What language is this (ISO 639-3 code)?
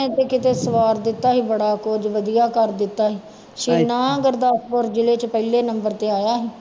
pan